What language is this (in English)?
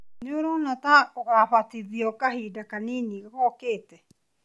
Kikuyu